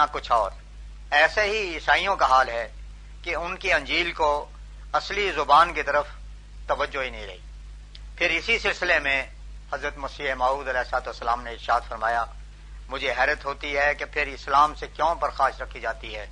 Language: Urdu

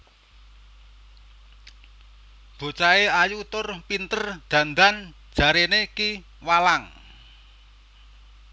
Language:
Javanese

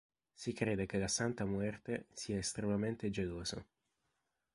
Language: Italian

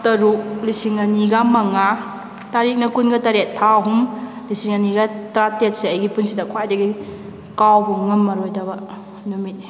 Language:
Manipuri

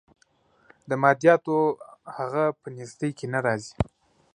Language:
Pashto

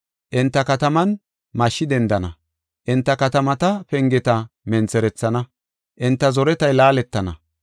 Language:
Gofa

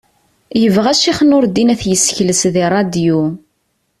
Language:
Kabyle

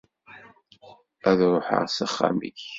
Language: Kabyle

